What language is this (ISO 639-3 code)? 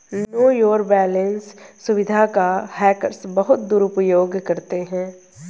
hin